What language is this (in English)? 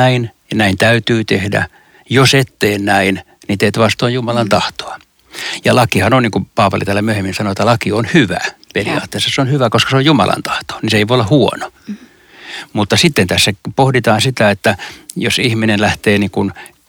Finnish